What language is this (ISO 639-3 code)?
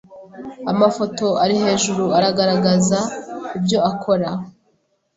kin